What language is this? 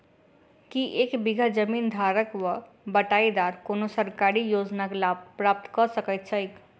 Maithili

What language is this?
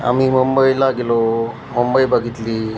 Marathi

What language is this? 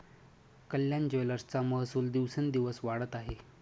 Marathi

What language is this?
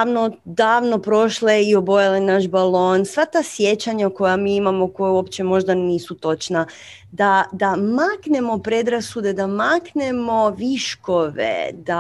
Croatian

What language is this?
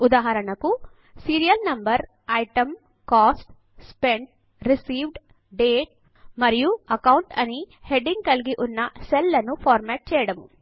Telugu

